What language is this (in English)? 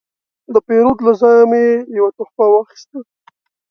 Pashto